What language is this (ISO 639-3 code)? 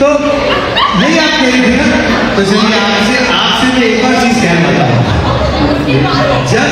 hin